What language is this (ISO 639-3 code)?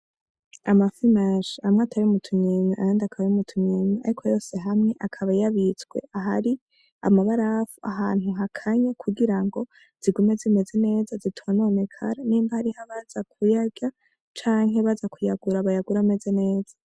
run